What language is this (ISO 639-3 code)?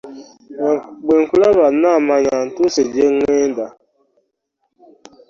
lug